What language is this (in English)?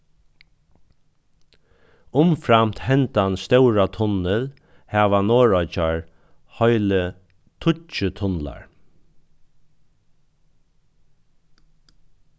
Faroese